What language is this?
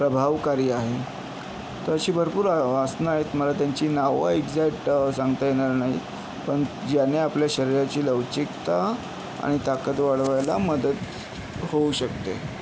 Marathi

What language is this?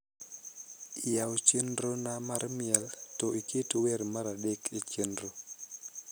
Luo (Kenya and Tanzania)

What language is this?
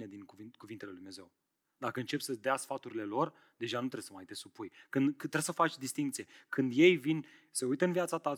Romanian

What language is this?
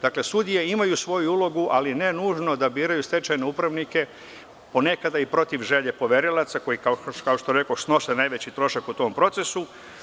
Serbian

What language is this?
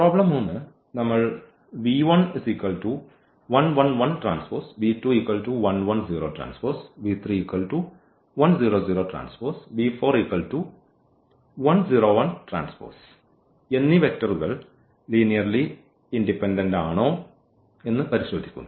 Malayalam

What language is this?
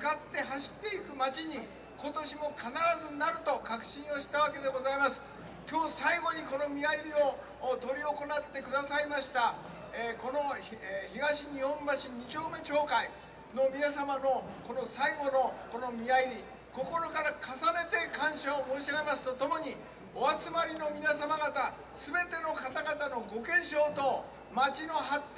Japanese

